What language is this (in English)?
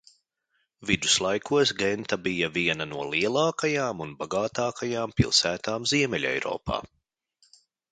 Latvian